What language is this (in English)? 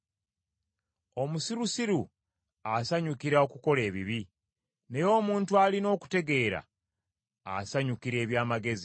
Ganda